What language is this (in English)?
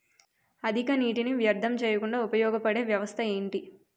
Telugu